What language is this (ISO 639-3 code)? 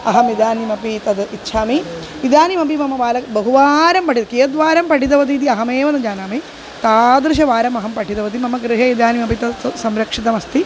san